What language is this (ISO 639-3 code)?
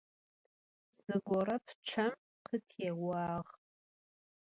ady